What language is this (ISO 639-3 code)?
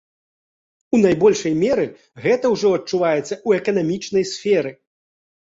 bel